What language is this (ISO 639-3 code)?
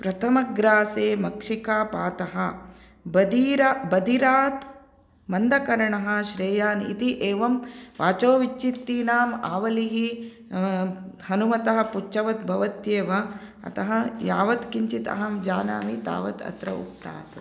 san